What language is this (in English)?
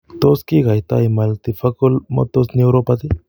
Kalenjin